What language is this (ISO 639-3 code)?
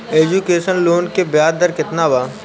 bho